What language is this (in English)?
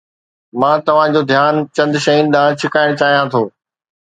Sindhi